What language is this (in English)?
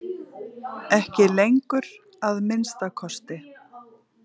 Icelandic